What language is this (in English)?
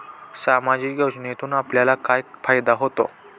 Marathi